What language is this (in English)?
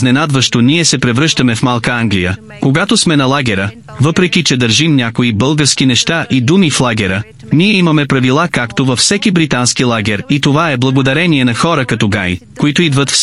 Bulgarian